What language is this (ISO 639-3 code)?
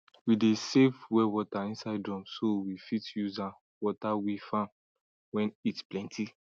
pcm